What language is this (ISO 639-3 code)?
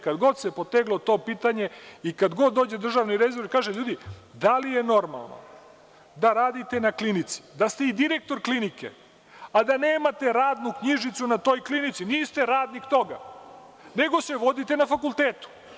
srp